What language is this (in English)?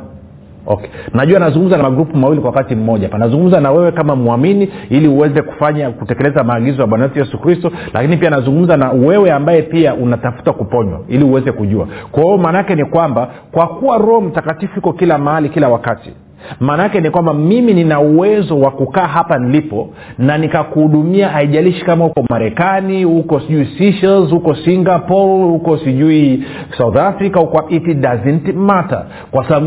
Swahili